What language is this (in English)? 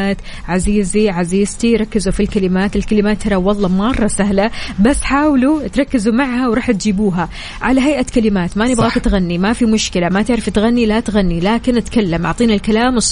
Arabic